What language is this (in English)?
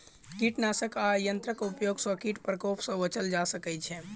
Maithili